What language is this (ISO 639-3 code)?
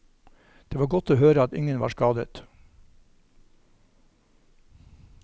nor